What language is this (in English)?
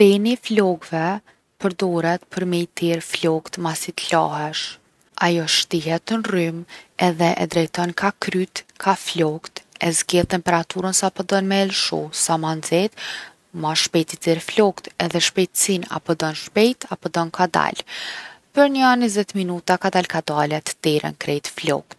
Gheg Albanian